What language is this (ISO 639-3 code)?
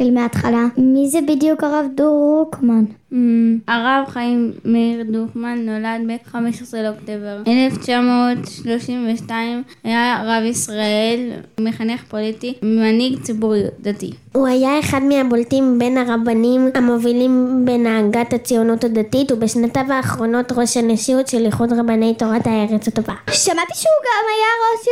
heb